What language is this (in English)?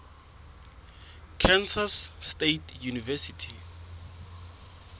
Southern Sotho